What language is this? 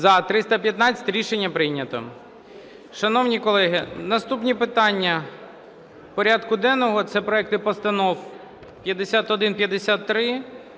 Ukrainian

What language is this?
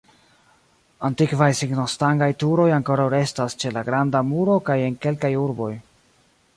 Esperanto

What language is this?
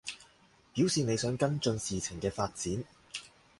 Cantonese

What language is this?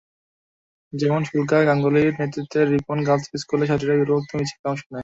Bangla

